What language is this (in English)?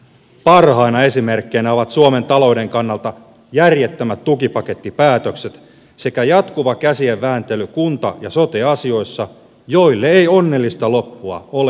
Finnish